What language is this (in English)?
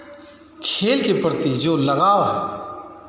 Hindi